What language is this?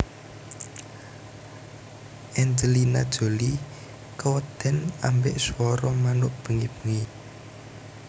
Javanese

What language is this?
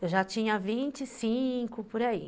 Portuguese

